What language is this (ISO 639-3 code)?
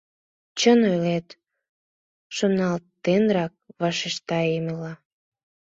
chm